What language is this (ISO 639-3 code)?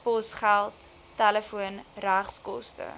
afr